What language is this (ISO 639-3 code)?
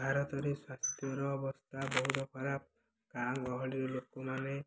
ori